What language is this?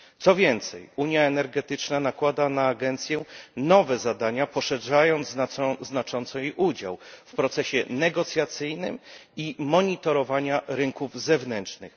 Polish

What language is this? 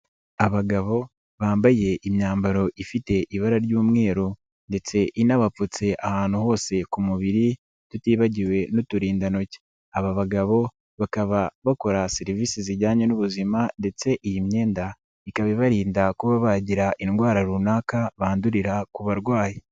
Kinyarwanda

